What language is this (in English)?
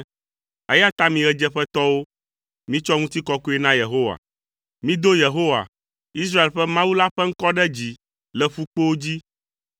Ewe